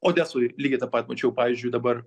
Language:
Lithuanian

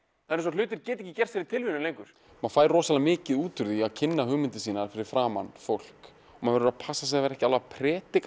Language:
Icelandic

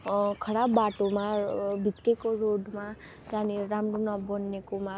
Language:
Nepali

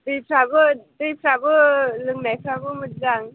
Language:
Bodo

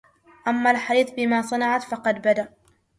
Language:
Arabic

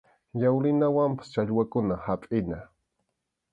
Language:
Arequipa-La Unión Quechua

